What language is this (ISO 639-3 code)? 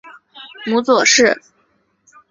zho